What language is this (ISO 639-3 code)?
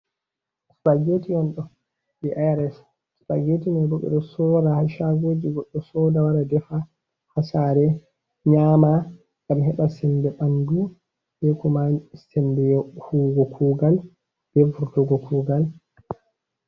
ful